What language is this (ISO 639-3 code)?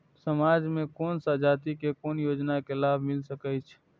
mai